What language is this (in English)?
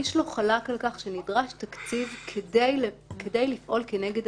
Hebrew